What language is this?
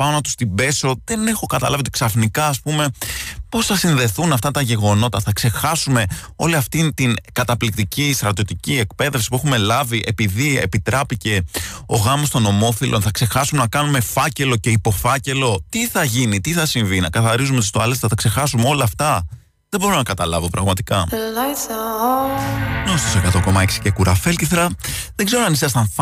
Greek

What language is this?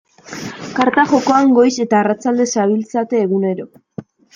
Basque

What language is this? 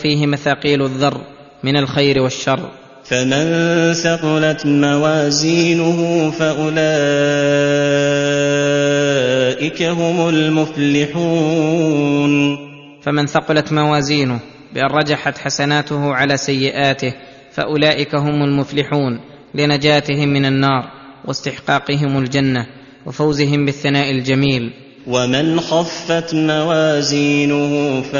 Arabic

